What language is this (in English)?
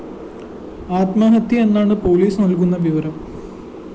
Malayalam